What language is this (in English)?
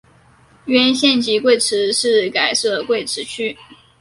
Chinese